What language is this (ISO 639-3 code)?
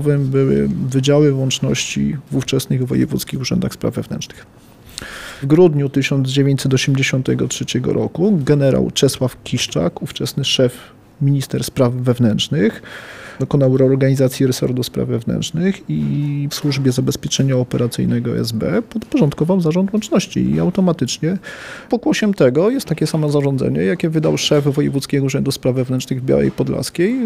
pol